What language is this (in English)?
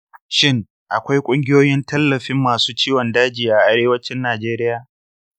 Hausa